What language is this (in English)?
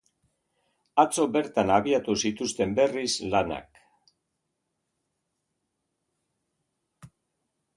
Basque